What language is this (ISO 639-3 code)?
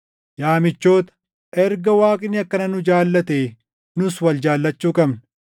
orm